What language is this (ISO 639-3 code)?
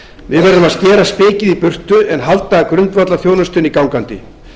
isl